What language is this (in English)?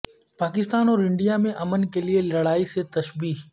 Urdu